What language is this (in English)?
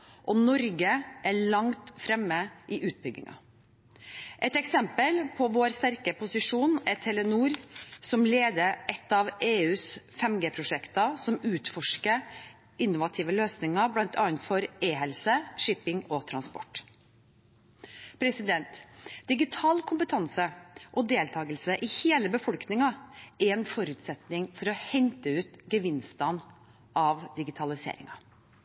Norwegian Bokmål